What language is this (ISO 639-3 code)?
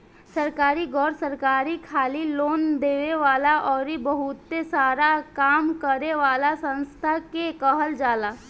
bho